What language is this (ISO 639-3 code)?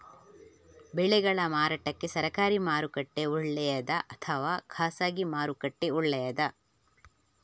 kan